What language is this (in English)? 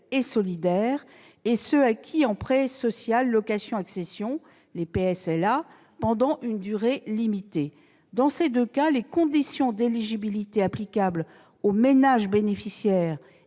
French